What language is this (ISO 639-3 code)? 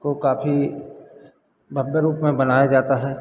hin